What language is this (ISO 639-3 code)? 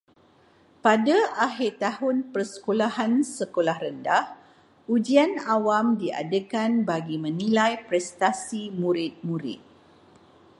msa